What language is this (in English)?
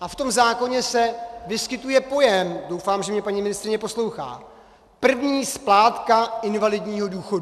Czech